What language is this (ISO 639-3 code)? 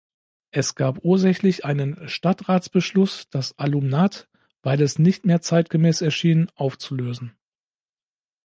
deu